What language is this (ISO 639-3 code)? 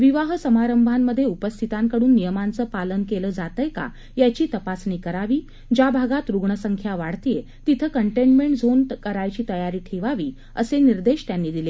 mar